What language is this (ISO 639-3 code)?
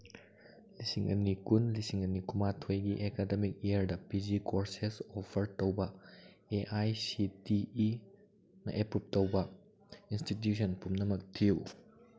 mni